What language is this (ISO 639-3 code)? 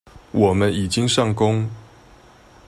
zho